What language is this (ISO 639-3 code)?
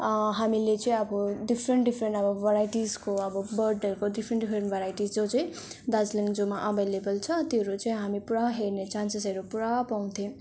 nep